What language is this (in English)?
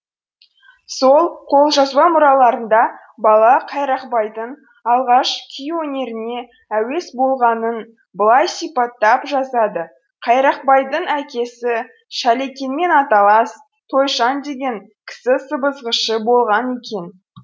Kazakh